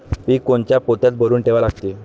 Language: Marathi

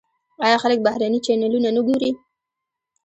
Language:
Pashto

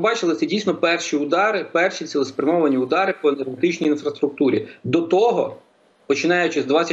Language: Ukrainian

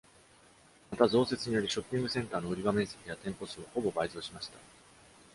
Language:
Japanese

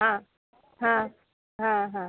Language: Marathi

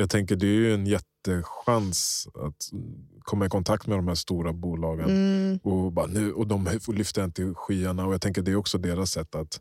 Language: Swedish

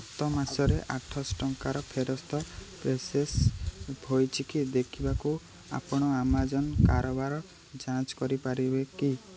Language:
Odia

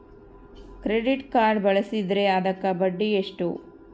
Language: Kannada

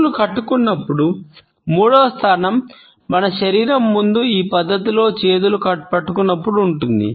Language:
Telugu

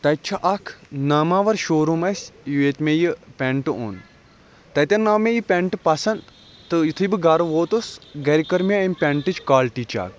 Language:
Kashmiri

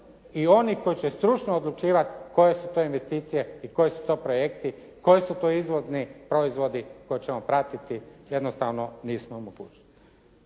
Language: Croatian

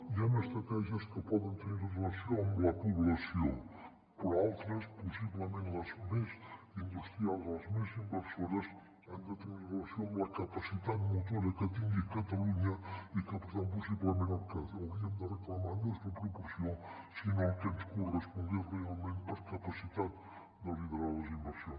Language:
Catalan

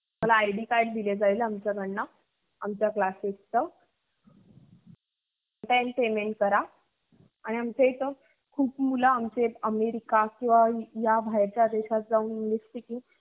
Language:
Marathi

